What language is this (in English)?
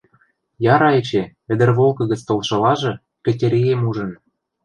Western Mari